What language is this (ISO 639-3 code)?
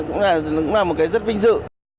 vie